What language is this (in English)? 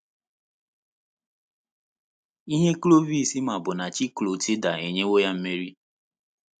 Igbo